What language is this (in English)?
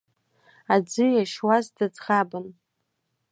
Abkhazian